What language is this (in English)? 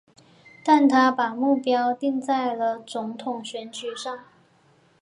Chinese